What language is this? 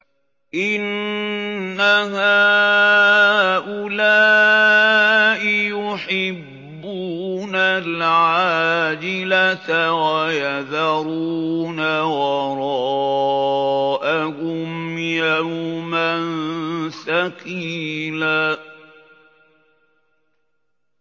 Arabic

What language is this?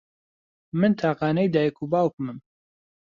Central Kurdish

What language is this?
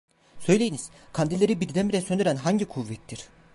Turkish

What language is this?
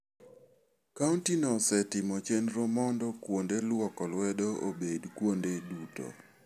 Luo (Kenya and Tanzania)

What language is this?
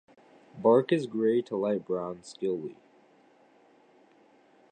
English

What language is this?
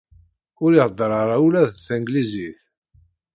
Kabyle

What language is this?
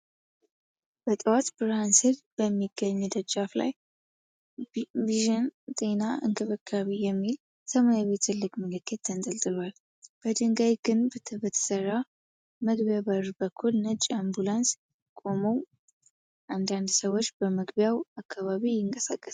Amharic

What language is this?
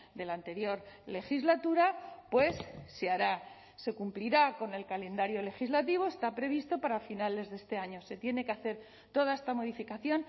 Spanish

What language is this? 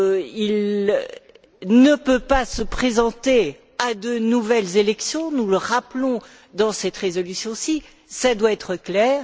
French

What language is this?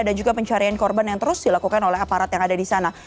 Indonesian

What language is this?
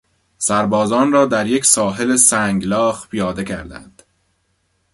Persian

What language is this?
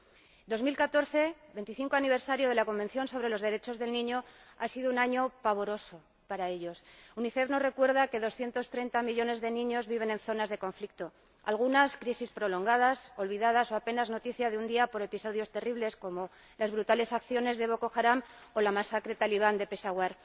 Spanish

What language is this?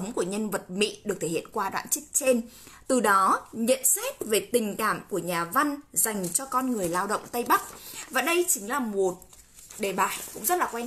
Vietnamese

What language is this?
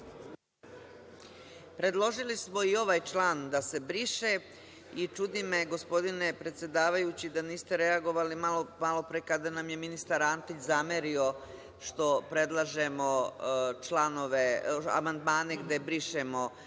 Serbian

